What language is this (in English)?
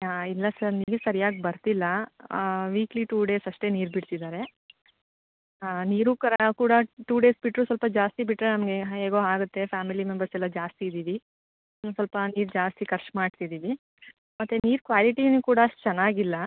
Kannada